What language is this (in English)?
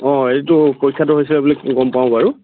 Assamese